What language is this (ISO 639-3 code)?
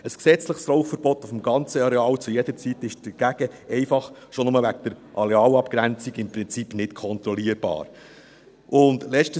gsw